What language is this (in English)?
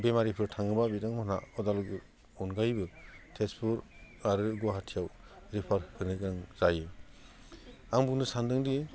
Bodo